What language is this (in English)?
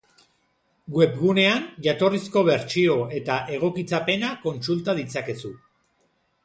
Basque